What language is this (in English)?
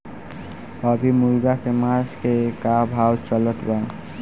Bhojpuri